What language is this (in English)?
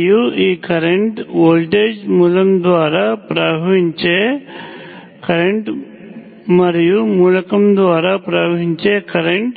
Telugu